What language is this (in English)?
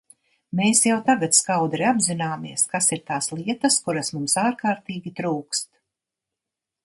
Latvian